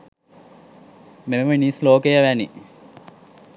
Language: Sinhala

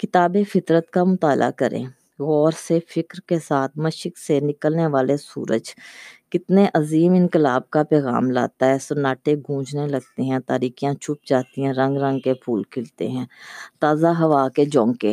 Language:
Urdu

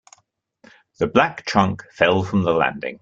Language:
English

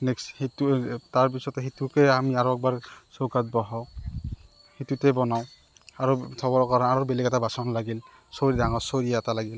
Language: Assamese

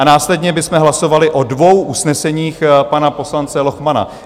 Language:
Czech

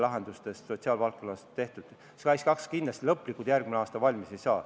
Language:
Estonian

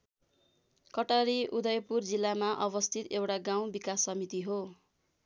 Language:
Nepali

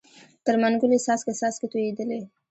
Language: Pashto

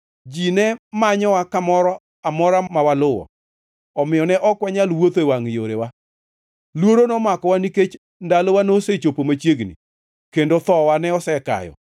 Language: Luo (Kenya and Tanzania)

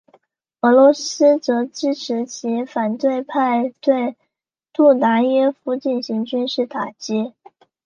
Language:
Chinese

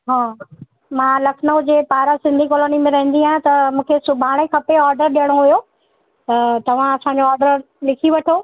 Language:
Sindhi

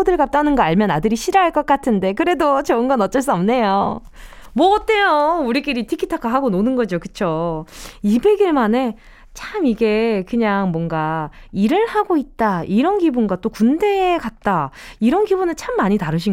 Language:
Korean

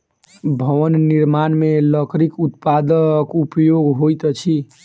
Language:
Maithili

